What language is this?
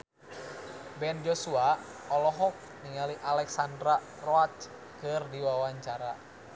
Sundanese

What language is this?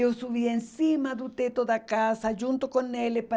Portuguese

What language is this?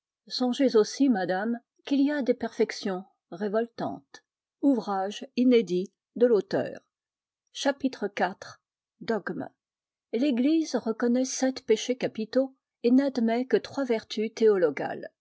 French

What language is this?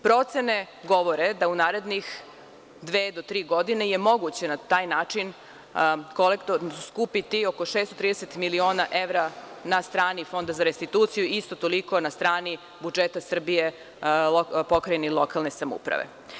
Serbian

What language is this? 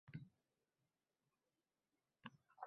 Uzbek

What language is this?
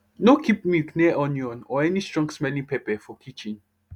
Nigerian Pidgin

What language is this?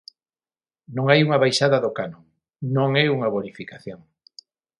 Galician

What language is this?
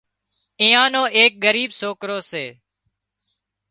Wadiyara Koli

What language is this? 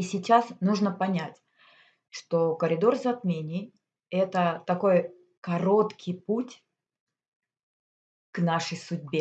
Russian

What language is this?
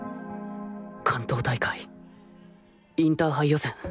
Japanese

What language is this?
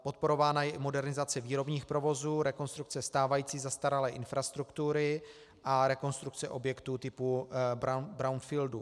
Czech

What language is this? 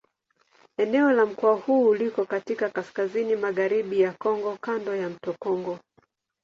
Swahili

